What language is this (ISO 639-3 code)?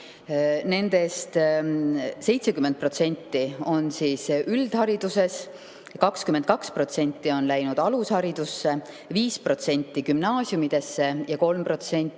est